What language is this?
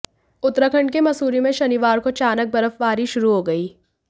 Hindi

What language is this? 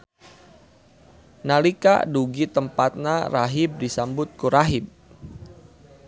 Sundanese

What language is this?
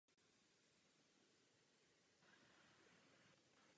Czech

